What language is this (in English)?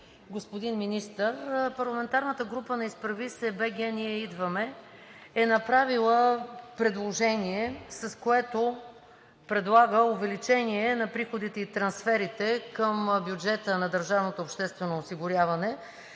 Bulgarian